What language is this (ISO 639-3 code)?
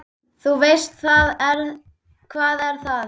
isl